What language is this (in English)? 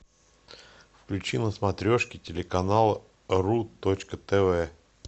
Russian